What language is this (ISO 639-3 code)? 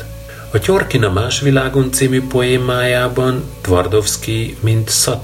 hun